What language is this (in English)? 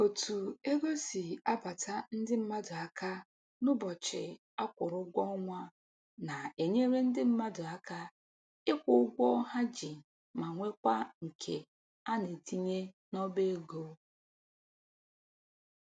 Igbo